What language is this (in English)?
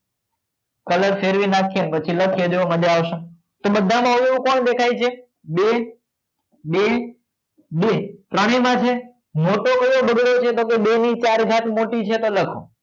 Gujarati